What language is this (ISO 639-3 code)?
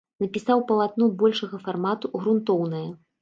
bel